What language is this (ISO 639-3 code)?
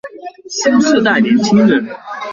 zho